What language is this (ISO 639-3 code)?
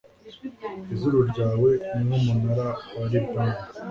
kin